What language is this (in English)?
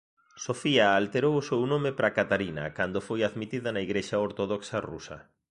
Galician